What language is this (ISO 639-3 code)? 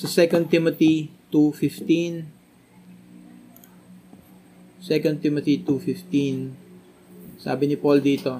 fil